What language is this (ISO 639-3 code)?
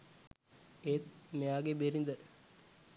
sin